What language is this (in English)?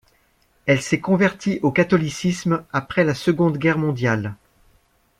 French